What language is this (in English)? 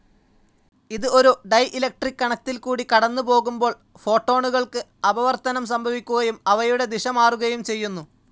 Malayalam